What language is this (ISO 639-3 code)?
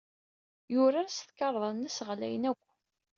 kab